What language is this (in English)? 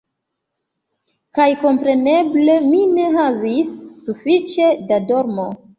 Esperanto